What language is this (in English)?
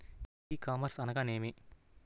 Telugu